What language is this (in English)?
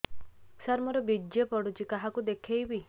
Odia